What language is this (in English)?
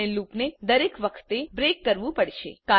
Gujarati